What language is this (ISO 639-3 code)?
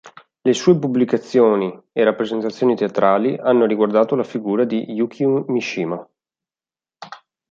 ita